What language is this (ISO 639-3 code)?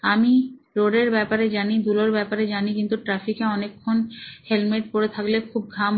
ben